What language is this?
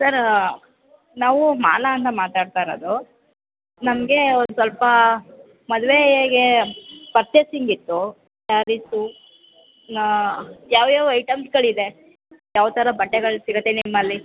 Kannada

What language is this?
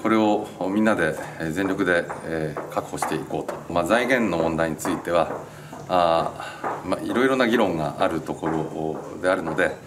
Japanese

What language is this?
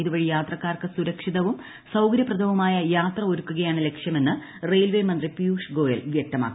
Malayalam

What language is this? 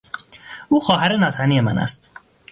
Persian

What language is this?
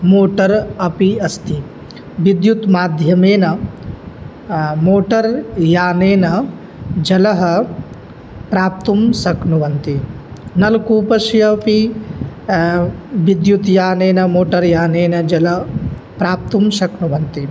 Sanskrit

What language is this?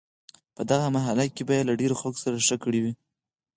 Pashto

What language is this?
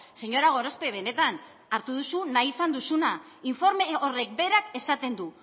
Basque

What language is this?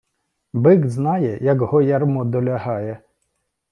Ukrainian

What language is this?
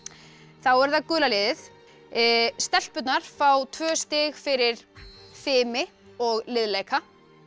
Icelandic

